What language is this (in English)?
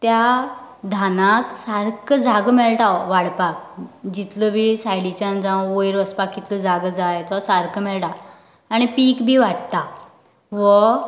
Konkani